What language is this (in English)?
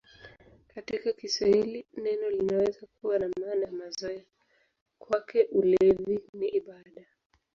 Swahili